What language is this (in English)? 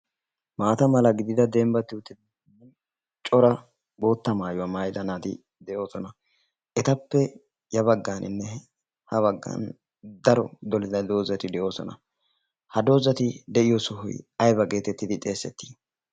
Wolaytta